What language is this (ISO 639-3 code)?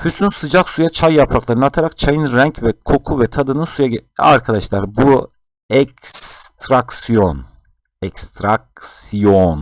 tur